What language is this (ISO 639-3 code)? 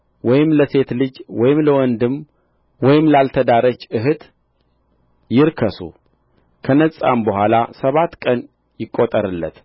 amh